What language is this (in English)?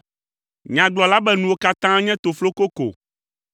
Ewe